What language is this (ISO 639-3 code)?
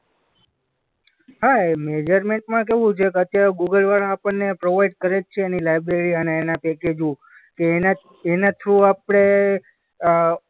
guj